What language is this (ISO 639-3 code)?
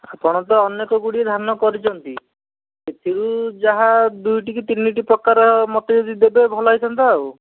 ori